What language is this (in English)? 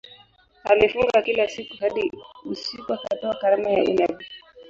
Swahili